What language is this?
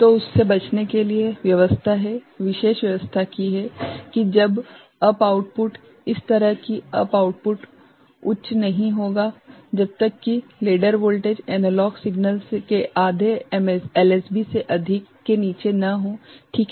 Hindi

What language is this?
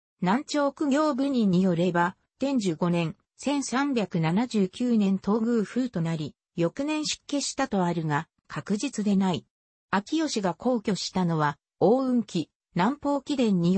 Japanese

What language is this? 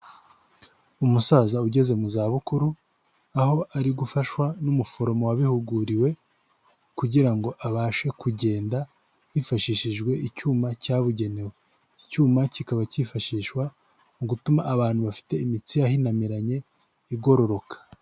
Kinyarwanda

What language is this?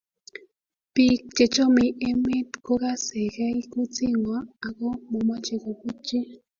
Kalenjin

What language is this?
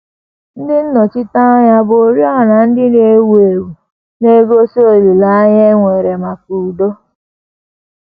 Igbo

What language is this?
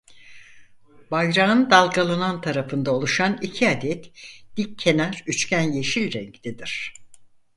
Turkish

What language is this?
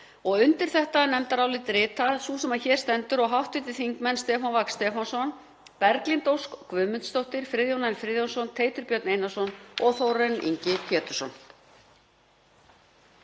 Icelandic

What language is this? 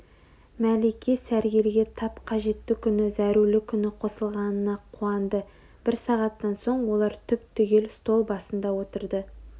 Kazakh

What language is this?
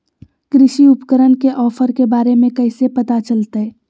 Magahi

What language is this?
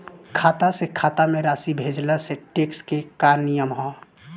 Bhojpuri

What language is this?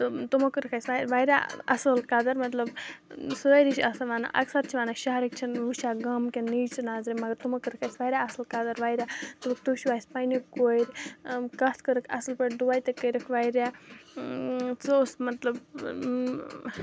Kashmiri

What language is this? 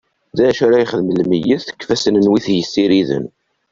Kabyle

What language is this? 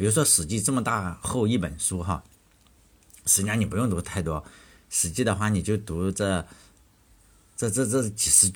Chinese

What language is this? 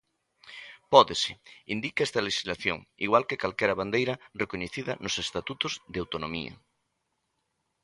Galician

